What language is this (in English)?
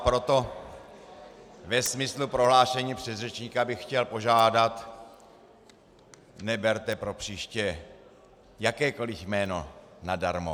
Czech